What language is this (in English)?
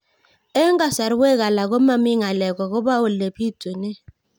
Kalenjin